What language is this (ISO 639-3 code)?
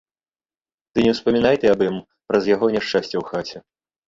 bel